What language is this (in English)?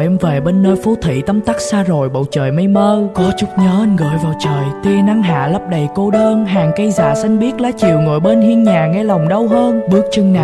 Vietnamese